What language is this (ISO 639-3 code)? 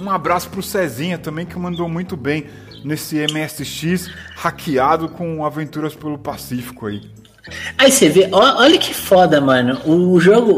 por